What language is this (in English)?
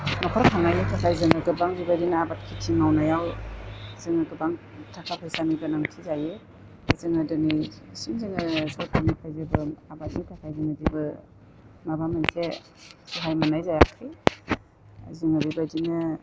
Bodo